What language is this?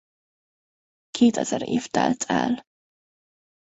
Hungarian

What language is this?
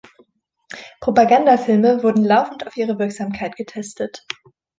German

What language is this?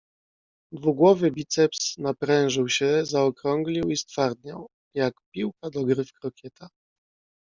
Polish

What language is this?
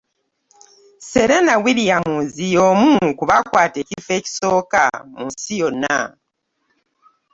Ganda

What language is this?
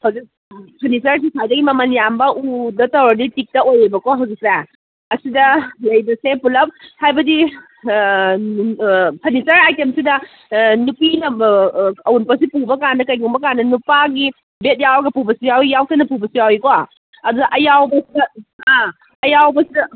Manipuri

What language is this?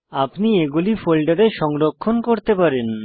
Bangla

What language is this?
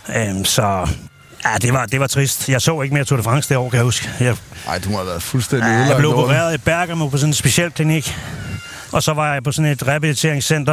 Danish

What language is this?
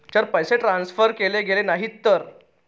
Marathi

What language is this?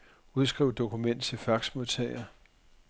Danish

